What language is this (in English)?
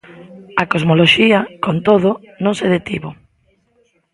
Galician